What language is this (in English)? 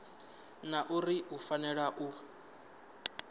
Venda